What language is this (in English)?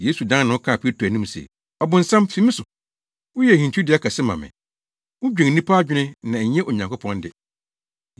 Akan